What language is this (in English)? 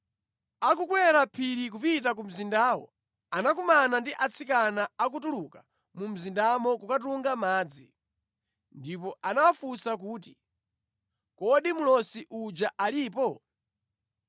Nyanja